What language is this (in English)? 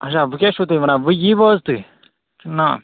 Kashmiri